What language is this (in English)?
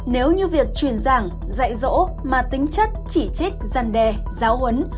Vietnamese